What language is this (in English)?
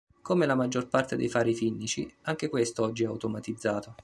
Italian